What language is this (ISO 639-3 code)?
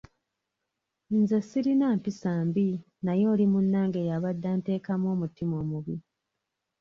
lug